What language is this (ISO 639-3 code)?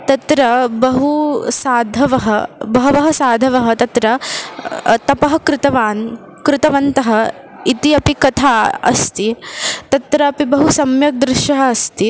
san